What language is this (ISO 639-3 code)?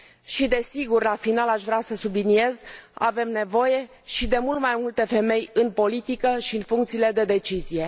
ron